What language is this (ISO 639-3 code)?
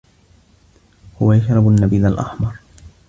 ara